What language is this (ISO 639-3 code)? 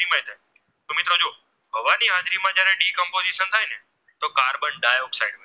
guj